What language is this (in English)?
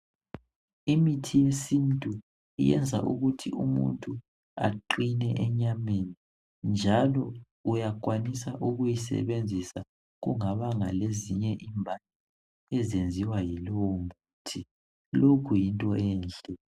North Ndebele